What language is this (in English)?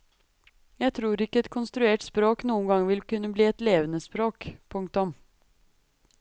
Norwegian